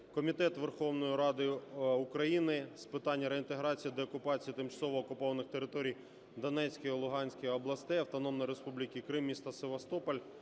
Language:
Ukrainian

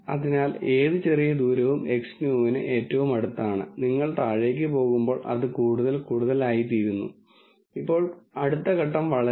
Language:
Malayalam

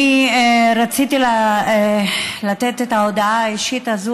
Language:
Hebrew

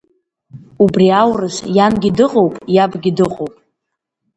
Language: Abkhazian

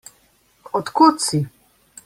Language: Slovenian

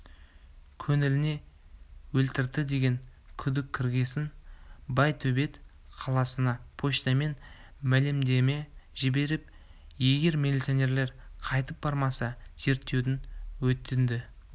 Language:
Kazakh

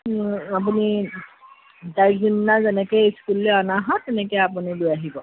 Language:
Assamese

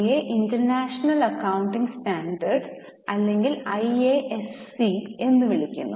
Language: Malayalam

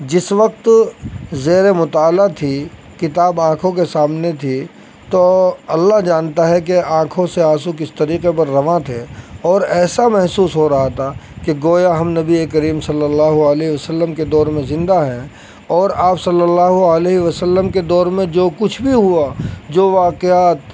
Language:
Urdu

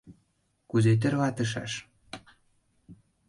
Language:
Mari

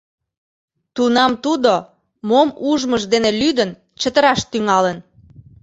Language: Mari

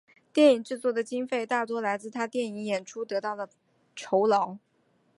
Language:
Chinese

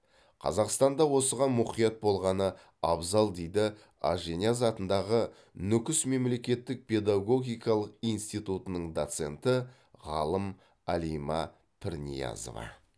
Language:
Kazakh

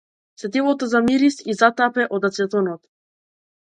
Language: Macedonian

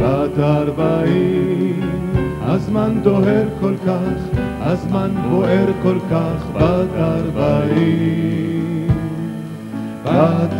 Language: Hebrew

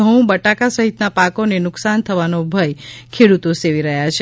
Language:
Gujarati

